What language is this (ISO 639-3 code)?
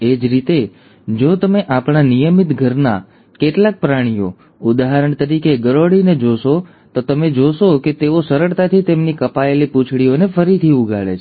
guj